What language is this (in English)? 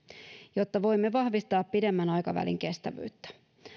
Finnish